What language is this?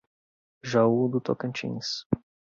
Portuguese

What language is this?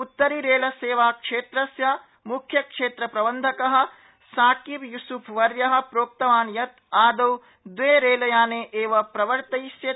Sanskrit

